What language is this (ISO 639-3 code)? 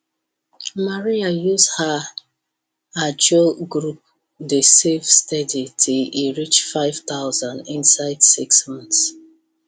pcm